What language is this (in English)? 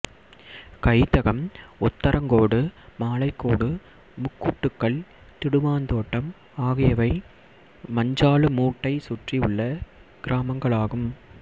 Tamil